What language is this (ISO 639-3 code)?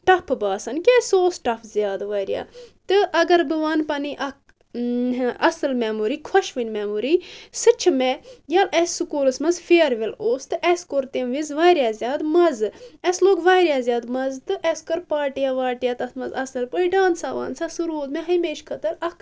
kas